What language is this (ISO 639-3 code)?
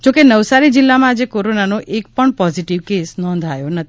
guj